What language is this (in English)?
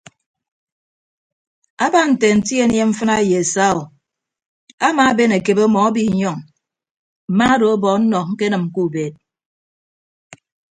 Ibibio